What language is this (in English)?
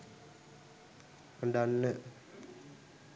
Sinhala